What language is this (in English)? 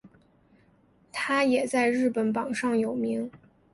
Chinese